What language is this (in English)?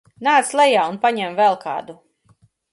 Latvian